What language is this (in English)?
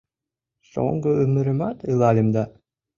Mari